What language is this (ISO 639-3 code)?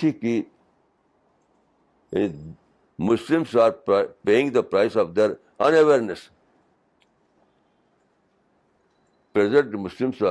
urd